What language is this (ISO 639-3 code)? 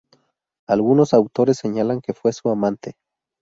spa